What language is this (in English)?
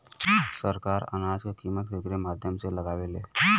Bhojpuri